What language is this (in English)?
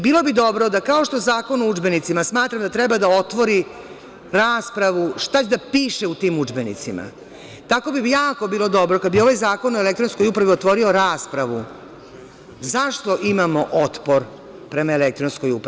Serbian